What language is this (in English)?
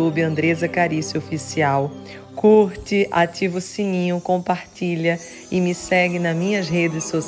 Portuguese